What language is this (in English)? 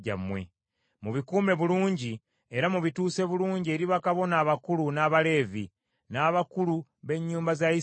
Ganda